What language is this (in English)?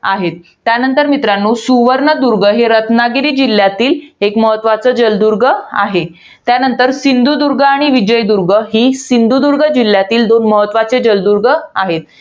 Marathi